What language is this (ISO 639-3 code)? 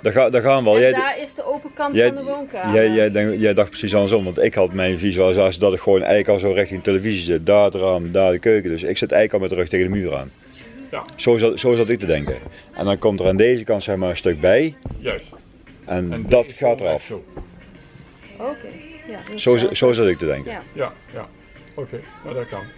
nld